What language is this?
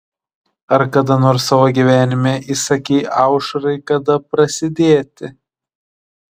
Lithuanian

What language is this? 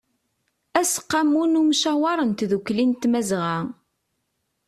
Kabyle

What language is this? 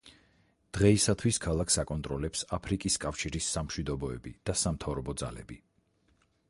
Georgian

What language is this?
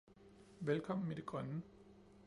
Danish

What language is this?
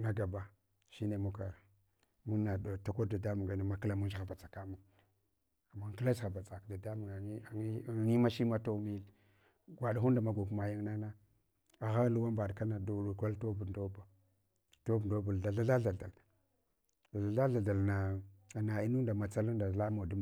Hwana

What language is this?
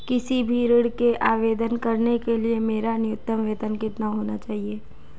Hindi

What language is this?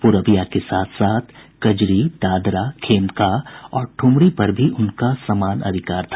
Hindi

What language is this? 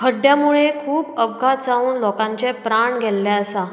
Konkani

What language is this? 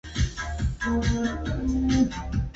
Vietnamese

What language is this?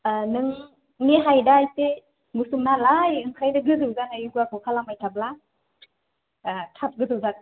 Bodo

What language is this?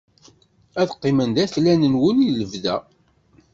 Kabyle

